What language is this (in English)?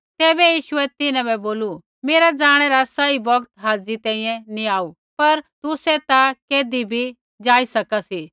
Kullu Pahari